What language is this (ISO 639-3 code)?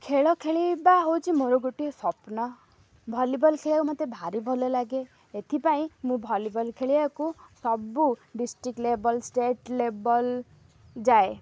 ori